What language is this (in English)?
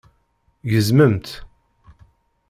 Kabyle